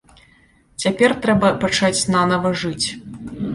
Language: Belarusian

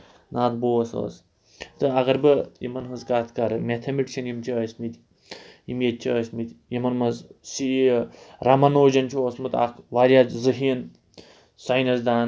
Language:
Kashmiri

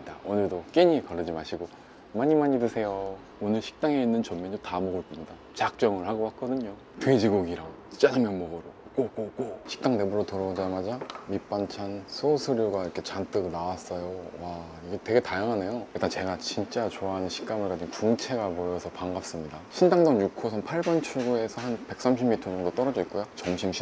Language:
Korean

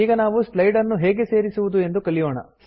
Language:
Kannada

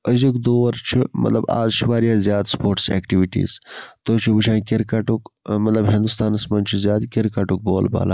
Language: Kashmiri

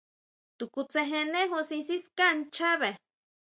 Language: Huautla Mazatec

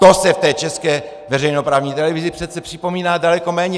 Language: Czech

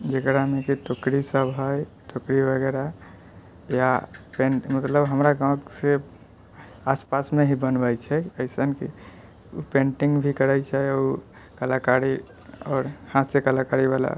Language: Maithili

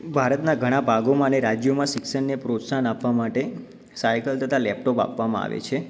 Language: Gujarati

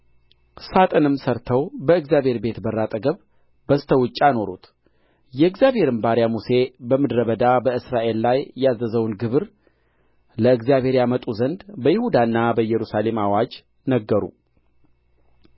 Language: Amharic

